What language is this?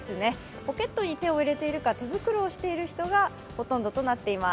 Japanese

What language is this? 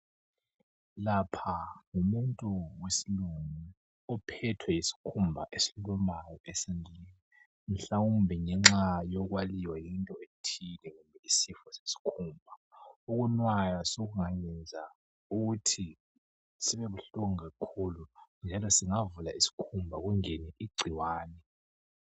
North Ndebele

